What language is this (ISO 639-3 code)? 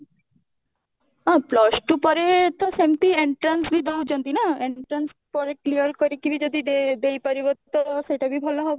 ori